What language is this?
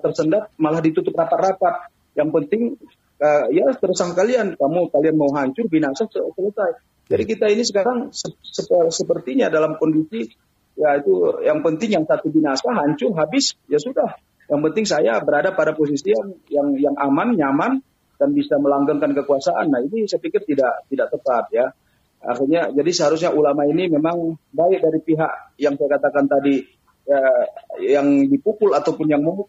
Indonesian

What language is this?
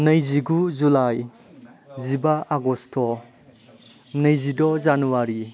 Bodo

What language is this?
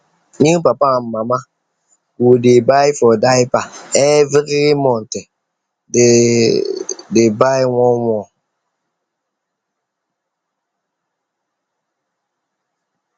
Nigerian Pidgin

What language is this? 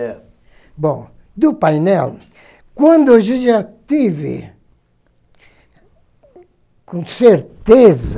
Portuguese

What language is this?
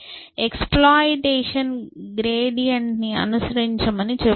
Telugu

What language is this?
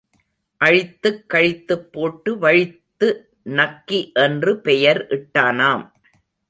Tamil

